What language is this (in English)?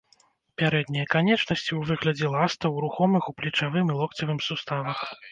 Belarusian